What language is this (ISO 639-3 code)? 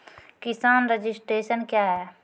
mai